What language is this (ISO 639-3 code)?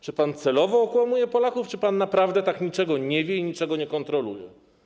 pol